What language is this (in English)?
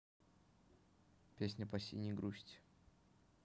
Russian